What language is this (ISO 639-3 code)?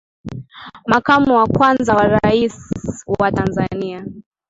swa